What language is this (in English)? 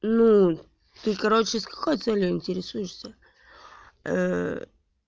Russian